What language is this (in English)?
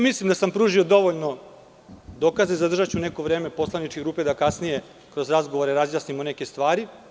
Serbian